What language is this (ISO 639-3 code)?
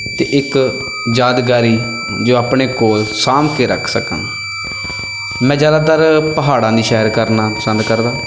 pan